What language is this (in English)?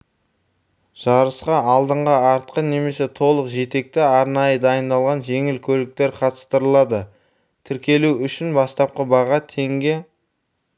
Kazakh